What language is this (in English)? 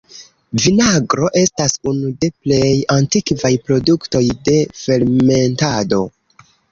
Esperanto